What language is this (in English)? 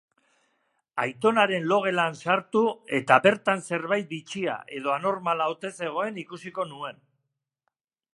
Basque